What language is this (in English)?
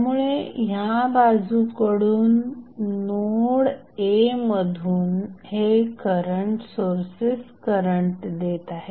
Marathi